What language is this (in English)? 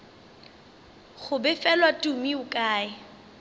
Northern Sotho